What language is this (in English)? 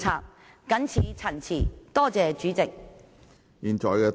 Cantonese